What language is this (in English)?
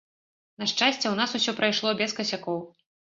Belarusian